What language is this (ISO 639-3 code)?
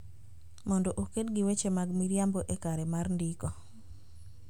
luo